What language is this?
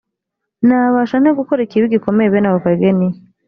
Kinyarwanda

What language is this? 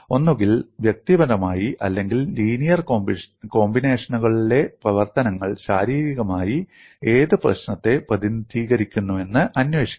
Malayalam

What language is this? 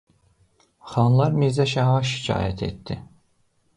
Azerbaijani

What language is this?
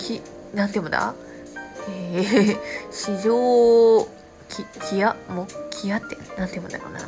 Japanese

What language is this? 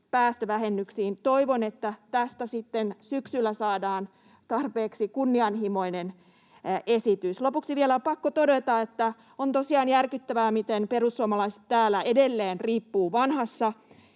Finnish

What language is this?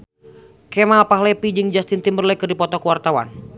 Sundanese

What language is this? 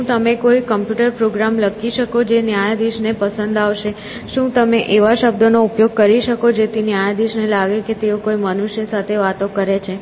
Gujarati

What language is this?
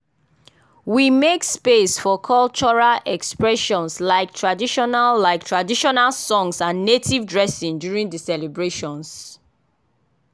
Nigerian Pidgin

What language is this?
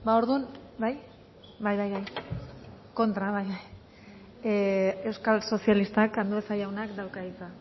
Basque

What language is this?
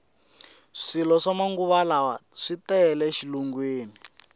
Tsonga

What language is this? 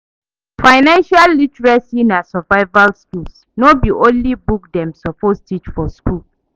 Nigerian Pidgin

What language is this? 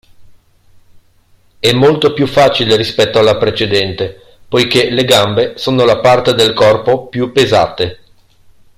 Italian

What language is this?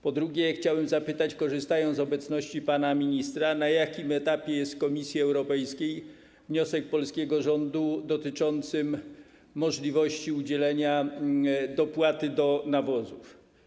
Polish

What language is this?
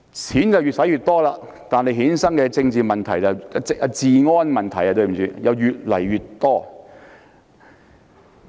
Cantonese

